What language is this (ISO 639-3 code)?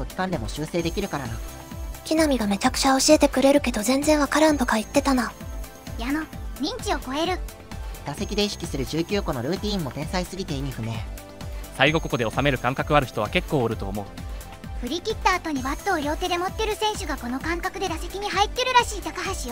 jpn